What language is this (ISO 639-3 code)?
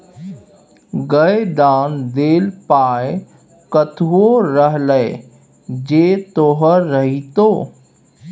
mai